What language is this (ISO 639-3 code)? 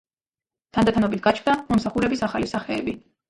kat